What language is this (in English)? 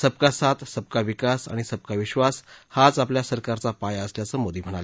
Marathi